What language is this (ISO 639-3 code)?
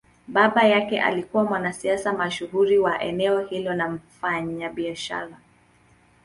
swa